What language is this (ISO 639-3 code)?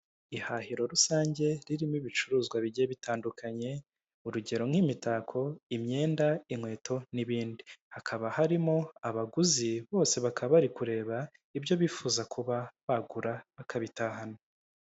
kin